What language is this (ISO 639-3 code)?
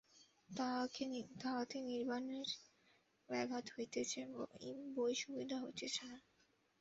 ben